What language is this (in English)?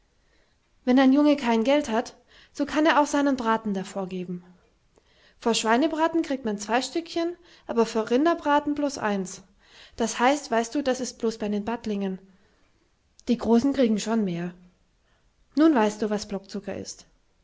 German